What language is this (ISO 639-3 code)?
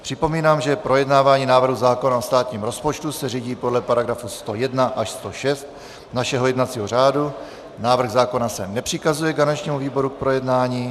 ces